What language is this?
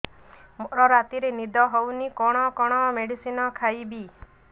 Odia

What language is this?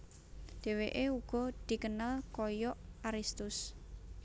Javanese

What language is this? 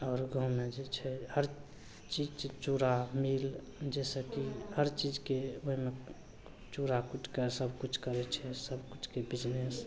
Maithili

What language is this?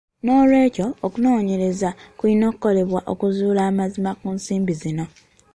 Ganda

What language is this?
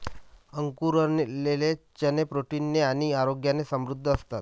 Marathi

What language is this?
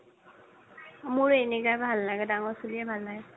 Assamese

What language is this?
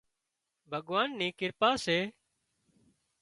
Wadiyara Koli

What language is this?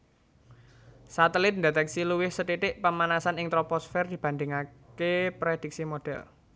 Javanese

